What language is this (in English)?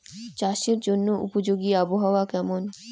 Bangla